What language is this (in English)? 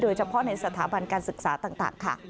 Thai